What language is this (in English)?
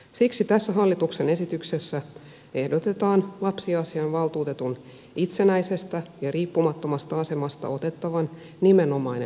Finnish